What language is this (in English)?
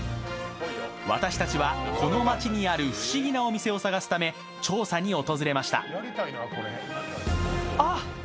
Japanese